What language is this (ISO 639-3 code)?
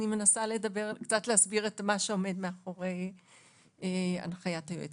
heb